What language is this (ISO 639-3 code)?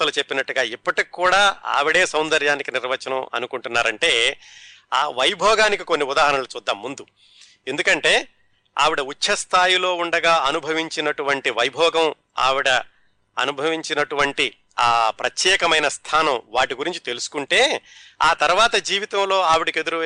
tel